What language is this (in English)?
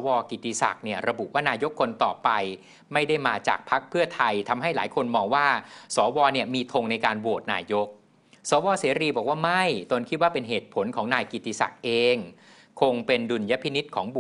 Thai